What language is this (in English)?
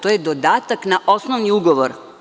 Serbian